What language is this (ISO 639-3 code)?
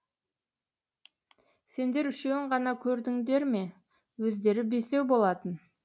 kaz